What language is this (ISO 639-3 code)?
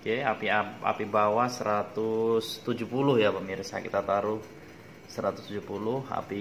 ind